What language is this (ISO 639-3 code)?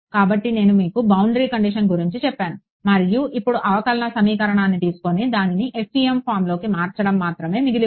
tel